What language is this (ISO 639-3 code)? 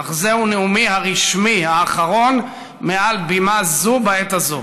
heb